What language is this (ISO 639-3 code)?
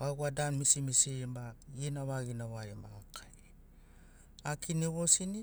snc